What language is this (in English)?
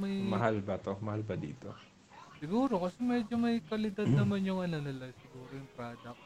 Filipino